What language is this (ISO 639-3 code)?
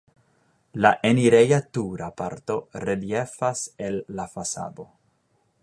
epo